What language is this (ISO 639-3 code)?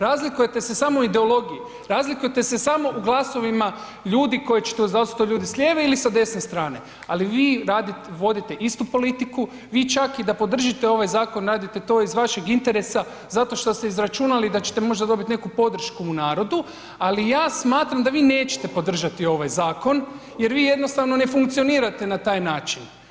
hrv